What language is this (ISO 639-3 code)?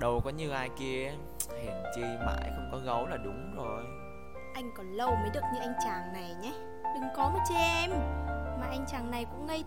vie